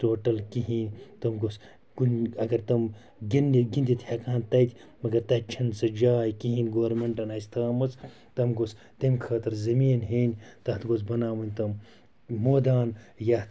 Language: Kashmiri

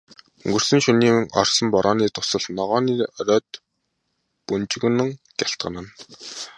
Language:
Mongolian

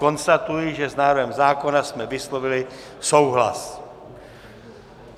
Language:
Czech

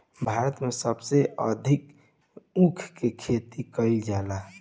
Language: Bhojpuri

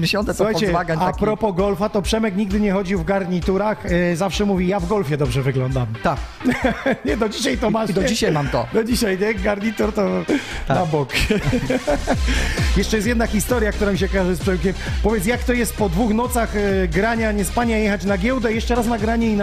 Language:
Polish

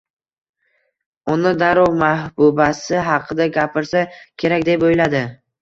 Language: Uzbek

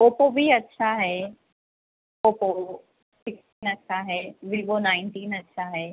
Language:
Urdu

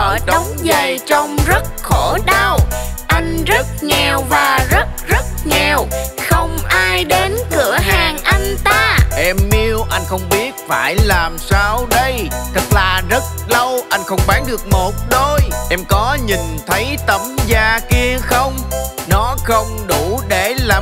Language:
Vietnamese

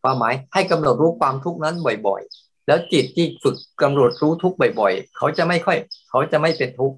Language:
Thai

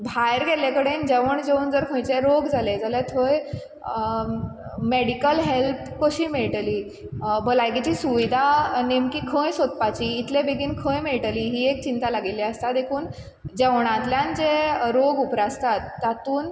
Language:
Konkani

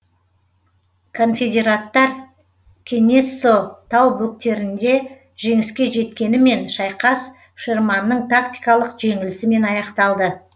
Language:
Kazakh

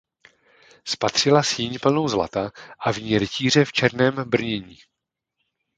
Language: Czech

